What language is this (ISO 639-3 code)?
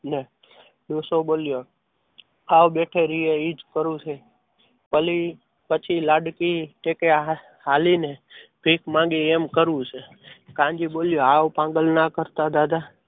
guj